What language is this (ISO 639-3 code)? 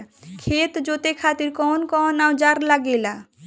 bho